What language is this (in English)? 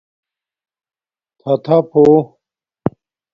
Domaaki